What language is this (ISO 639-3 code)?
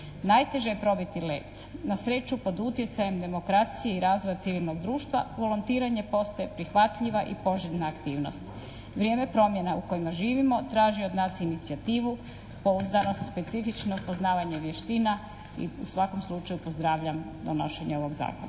hrv